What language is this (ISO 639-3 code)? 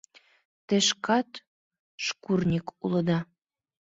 chm